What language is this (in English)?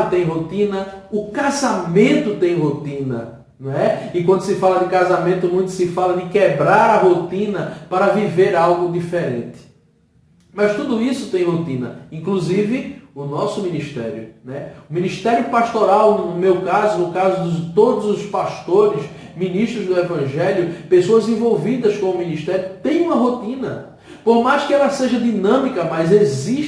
Portuguese